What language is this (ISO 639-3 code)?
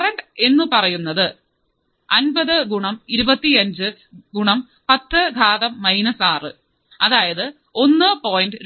mal